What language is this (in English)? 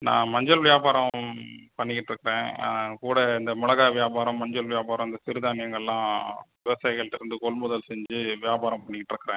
Tamil